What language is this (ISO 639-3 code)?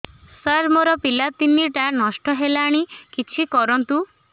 ori